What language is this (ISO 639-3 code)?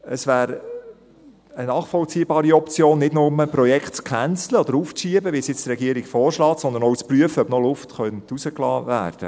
gsw